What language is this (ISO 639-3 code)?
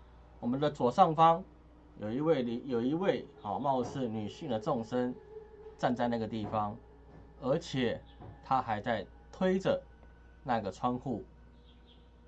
zho